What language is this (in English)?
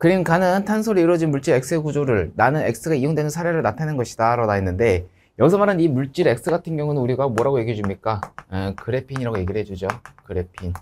Korean